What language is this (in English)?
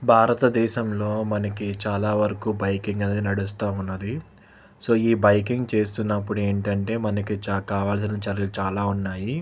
Telugu